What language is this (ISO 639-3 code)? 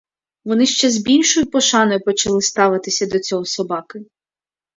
ukr